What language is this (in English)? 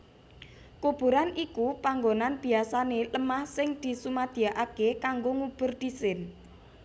Javanese